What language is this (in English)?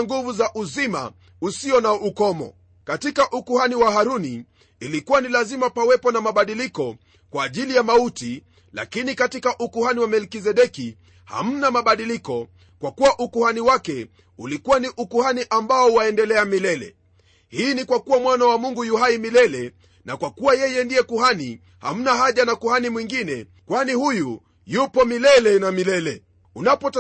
Swahili